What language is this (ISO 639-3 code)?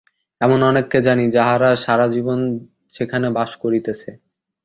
ben